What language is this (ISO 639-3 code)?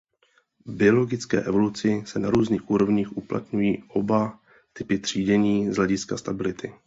ces